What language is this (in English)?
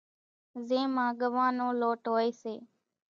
Kachi Koli